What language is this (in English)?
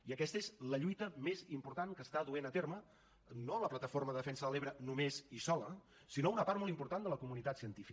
Catalan